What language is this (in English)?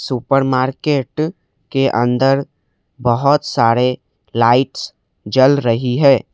Hindi